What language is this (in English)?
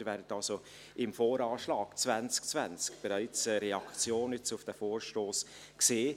Swiss German